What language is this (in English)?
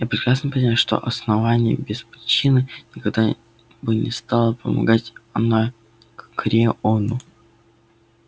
Russian